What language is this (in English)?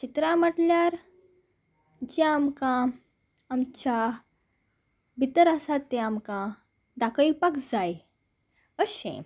Konkani